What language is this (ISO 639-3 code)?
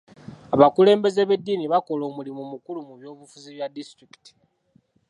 lug